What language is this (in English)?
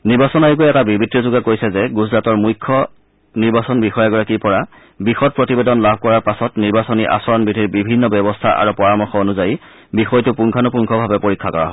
Assamese